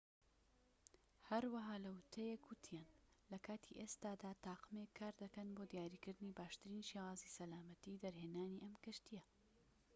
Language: Central Kurdish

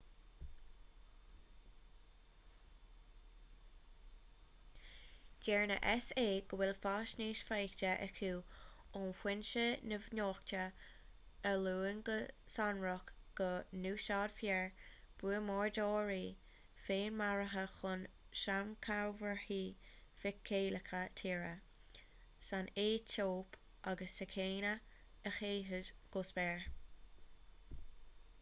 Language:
Irish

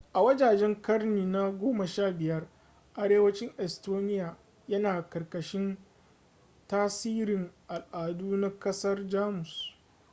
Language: Hausa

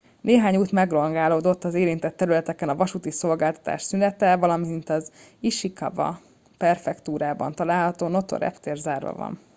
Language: Hungarian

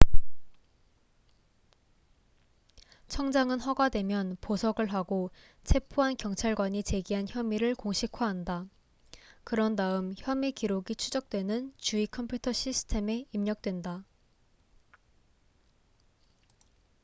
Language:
Korean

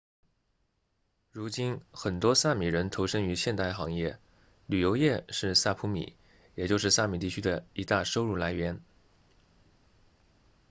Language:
Chinese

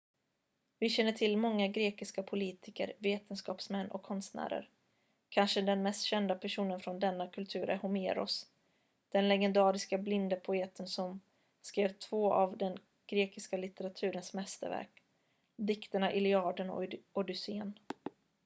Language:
Swedish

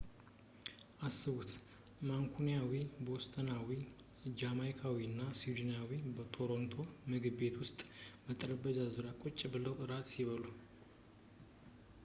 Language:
Amharic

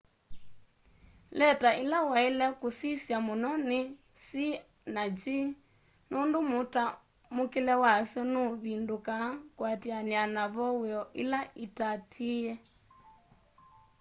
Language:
Kamba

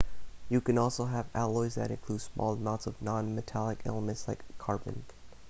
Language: English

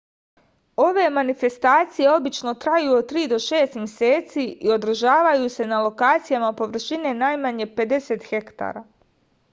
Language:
Serbian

